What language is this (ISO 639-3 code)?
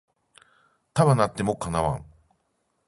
jpn